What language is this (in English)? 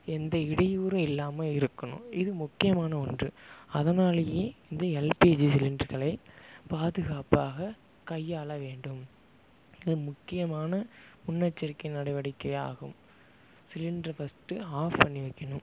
Tamil